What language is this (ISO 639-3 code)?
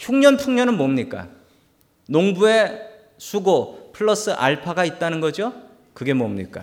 kor